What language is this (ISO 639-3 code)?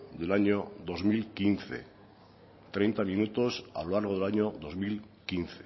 spa